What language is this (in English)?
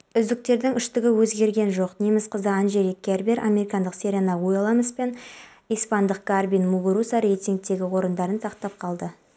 Kazakh